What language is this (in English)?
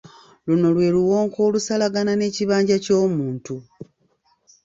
Ganda